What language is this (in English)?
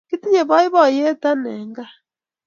Kalenjin